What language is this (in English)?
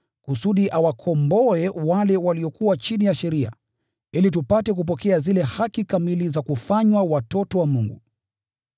Swahili